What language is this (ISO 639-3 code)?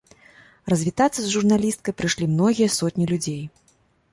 bel